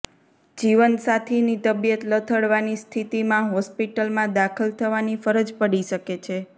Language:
Gujarati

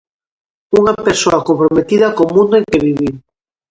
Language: Galician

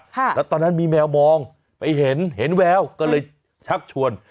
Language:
Thai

